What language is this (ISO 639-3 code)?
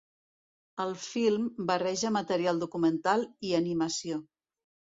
cat